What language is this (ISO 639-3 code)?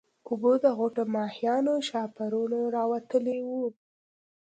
pus